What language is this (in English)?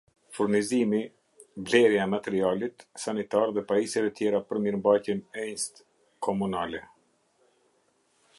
Albanian